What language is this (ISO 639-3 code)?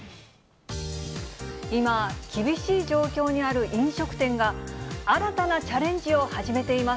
jpn